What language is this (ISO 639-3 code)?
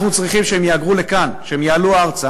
heb